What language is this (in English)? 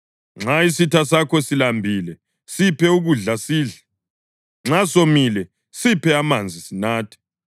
North Ndebele